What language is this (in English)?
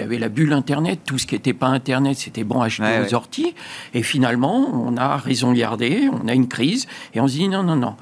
French